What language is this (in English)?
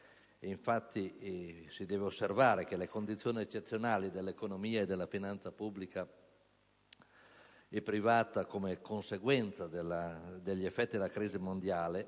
Italian